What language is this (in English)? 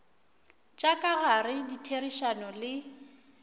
Northern Sotho